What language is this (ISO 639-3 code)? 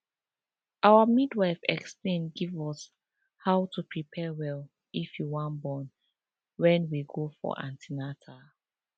pcm